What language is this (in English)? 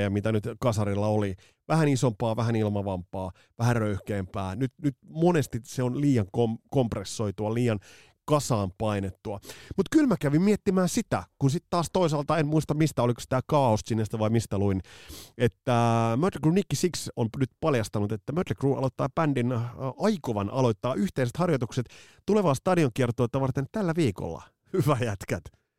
Finnish